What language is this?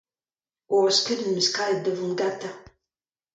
Breton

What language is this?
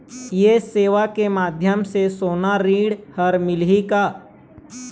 Chhattisgarhi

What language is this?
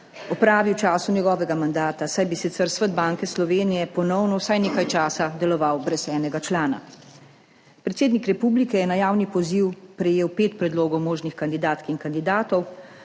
Slovenian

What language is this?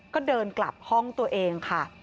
Thai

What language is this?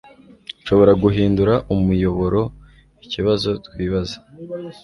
Kinyarwanda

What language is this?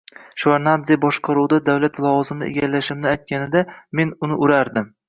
Uzbek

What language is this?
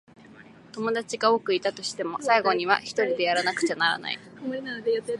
Japanese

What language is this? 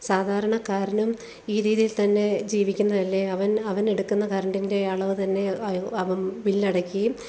Malayalam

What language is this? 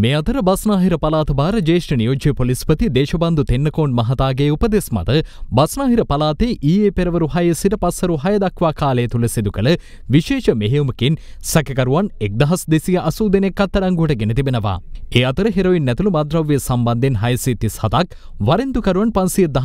Hindi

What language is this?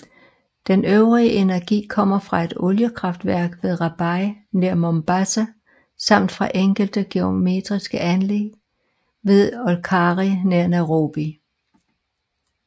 Danish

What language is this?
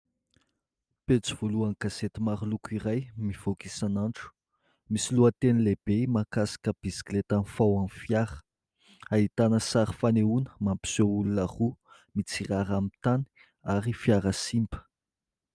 Malagasy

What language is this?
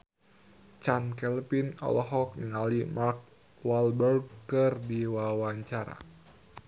Sundanese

